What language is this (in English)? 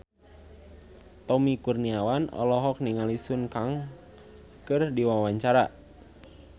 Sundanese